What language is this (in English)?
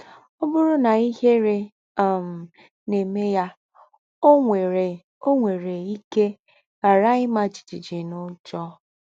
Igbo